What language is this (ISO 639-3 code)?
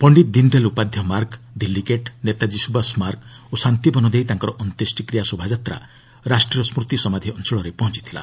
ori